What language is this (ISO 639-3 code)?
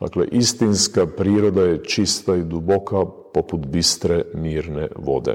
hrv